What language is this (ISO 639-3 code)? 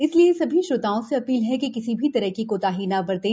hin